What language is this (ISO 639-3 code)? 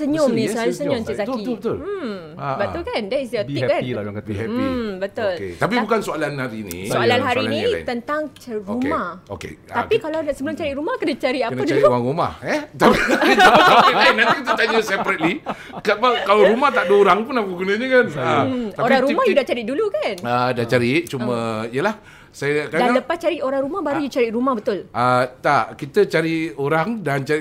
msa